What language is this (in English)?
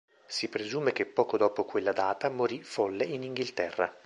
Italian